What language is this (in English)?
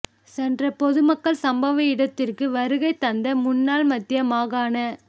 Tamil